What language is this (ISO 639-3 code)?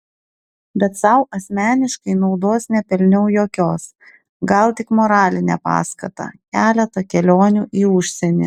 lit